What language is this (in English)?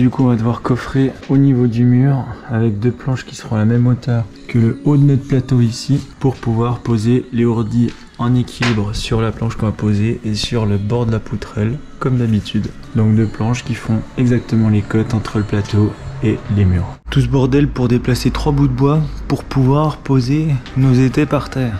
French